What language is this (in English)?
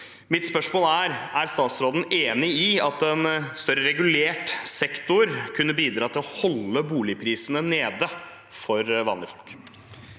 Norwegian